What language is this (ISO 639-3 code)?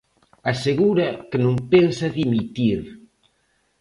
glg